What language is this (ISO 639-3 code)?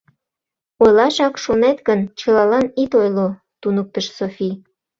chm